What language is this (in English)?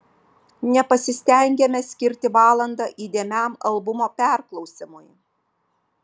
Lithuanian